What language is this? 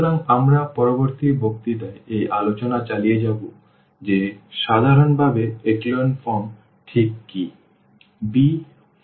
Bangla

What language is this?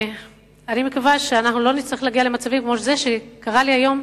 Hebrew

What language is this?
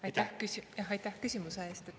Estonian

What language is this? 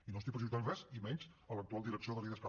Catalan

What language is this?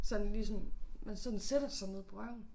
Danish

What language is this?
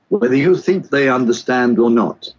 English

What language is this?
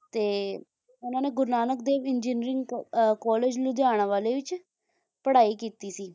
Punjabi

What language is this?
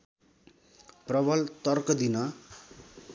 Nepali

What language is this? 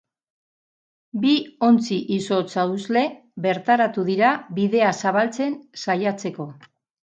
Basque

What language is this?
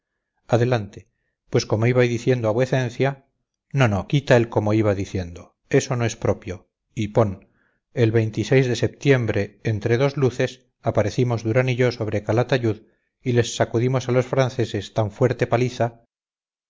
Spanish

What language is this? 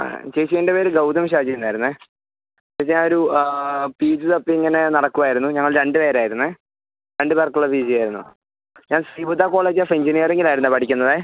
Malayalam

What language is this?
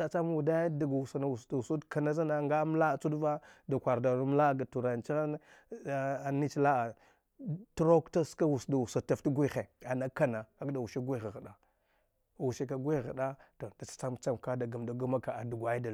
Dghwede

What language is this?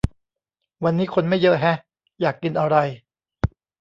Thai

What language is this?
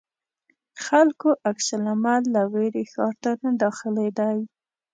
Pashto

